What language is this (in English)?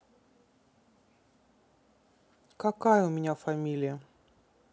Russian